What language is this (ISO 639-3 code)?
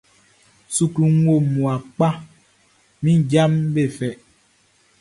bci